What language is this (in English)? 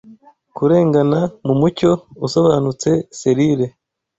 Kinyarwanda